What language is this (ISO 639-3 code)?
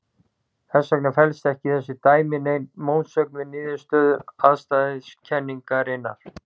isl